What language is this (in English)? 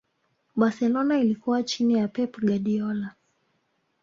Swahili